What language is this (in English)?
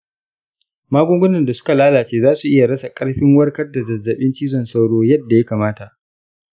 Hausa